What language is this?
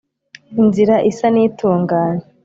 Kinyarwanda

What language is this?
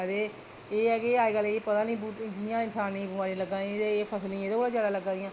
Dogri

